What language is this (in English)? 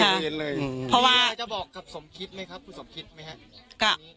Thai